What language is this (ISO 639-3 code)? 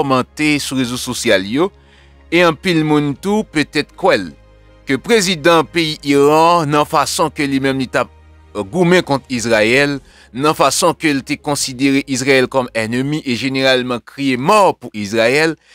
fra